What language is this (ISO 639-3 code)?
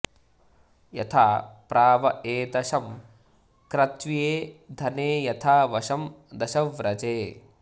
san